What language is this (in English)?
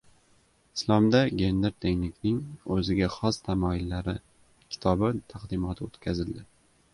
Uzbek